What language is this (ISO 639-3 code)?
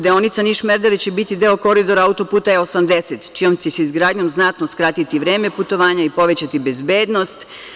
srp